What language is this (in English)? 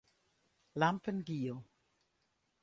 Western Frisian